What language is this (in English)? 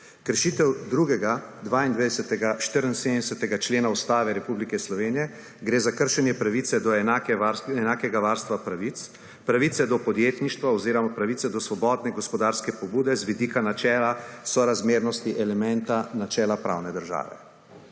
Slovenian